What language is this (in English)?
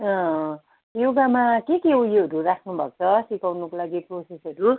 Nepali